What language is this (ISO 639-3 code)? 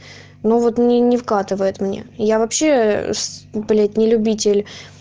rus